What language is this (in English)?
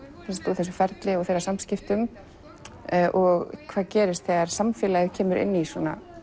Icelandic